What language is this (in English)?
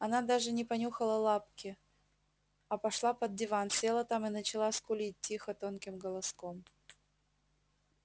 Russian